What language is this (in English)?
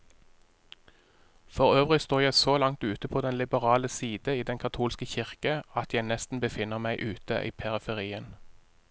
Norwegian